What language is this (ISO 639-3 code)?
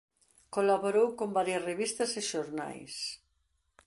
glg